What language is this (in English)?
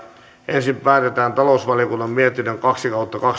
Finnish